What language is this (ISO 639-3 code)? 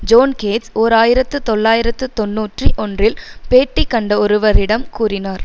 tam